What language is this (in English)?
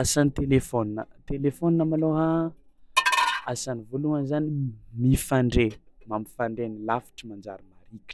Tsimihety Malagasy